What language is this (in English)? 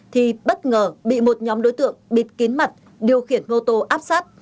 Vietnamese